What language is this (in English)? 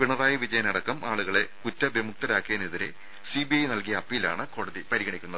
Malayalam